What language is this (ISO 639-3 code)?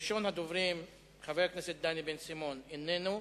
heb